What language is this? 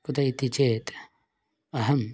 Sanskrit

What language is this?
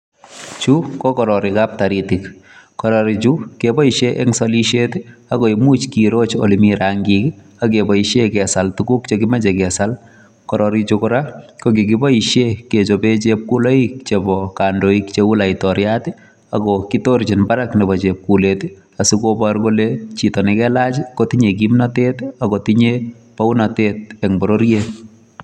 Kalenjin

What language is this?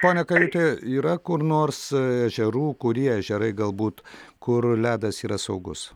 Lithuanian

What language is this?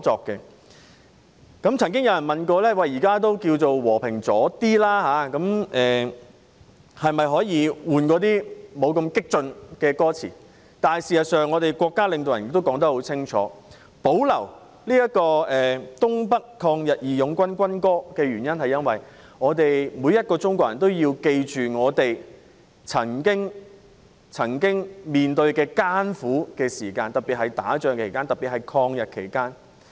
Cantonese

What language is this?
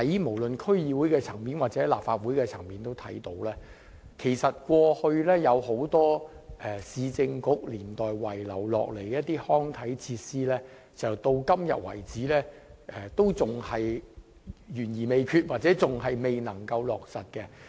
Cantonese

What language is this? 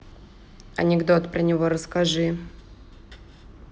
Russian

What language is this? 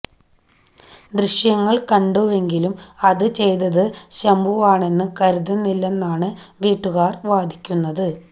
Malayalam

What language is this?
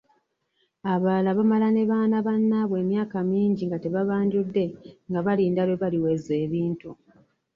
Ganda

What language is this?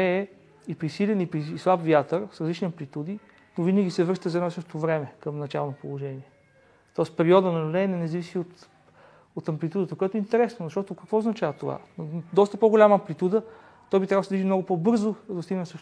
Bulgarian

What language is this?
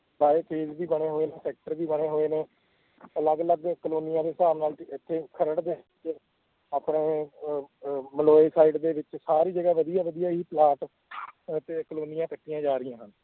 Punjabi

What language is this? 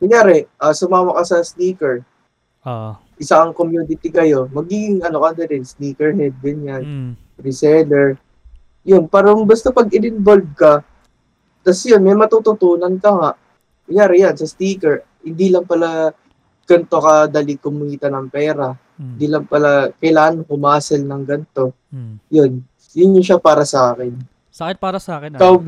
Filipino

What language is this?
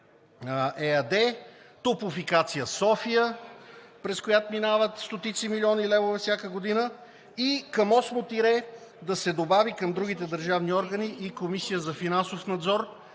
Bulgarian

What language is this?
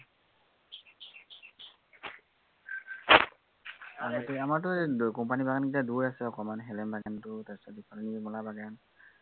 Assamese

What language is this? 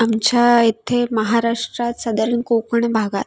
Marathi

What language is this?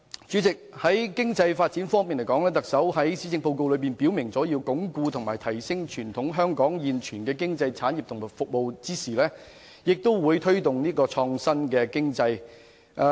Cantonese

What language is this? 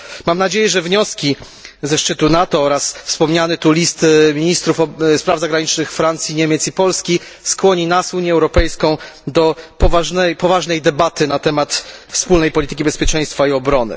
Polish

